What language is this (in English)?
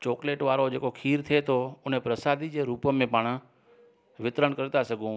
Sindhi